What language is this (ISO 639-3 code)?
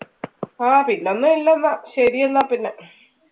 mal